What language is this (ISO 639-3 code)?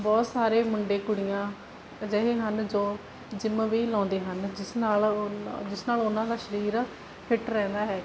pan